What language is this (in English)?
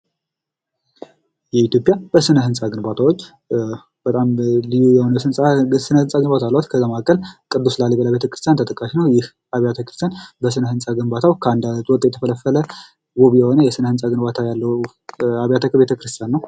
Amharic